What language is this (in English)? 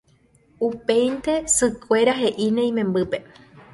Guarani